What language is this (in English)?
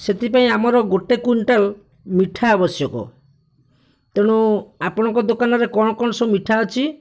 Odia